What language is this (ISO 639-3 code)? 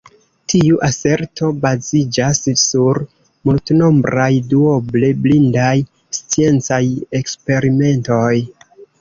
epo